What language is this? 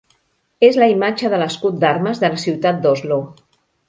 Catalan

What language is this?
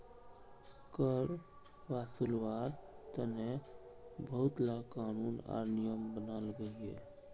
Magahi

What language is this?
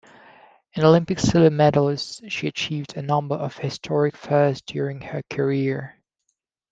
English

